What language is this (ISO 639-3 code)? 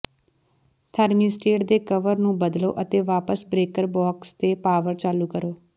pan